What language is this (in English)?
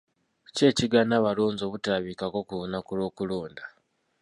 Ganda